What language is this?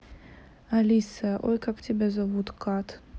Russian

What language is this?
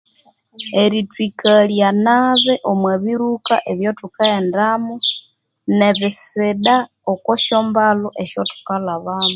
Konzo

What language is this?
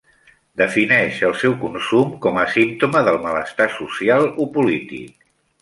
Catalan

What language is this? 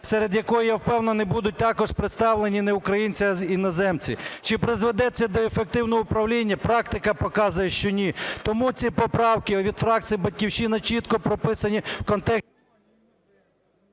Ukrainian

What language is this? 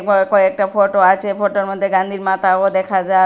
Bangla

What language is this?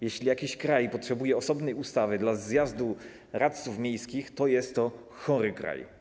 Polish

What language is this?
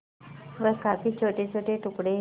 Hindi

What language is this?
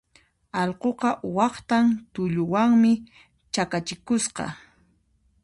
Puno Quechua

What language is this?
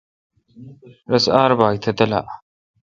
Kalkoti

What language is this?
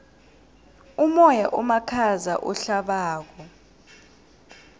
South Ndebele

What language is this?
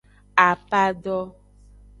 Aja (Benin)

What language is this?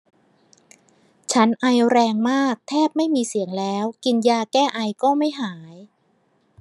Thai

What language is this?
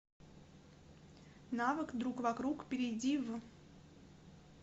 Russian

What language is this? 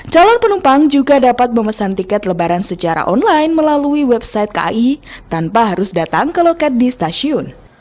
Indonesian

